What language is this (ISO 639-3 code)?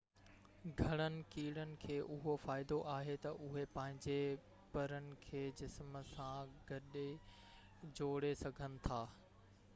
snd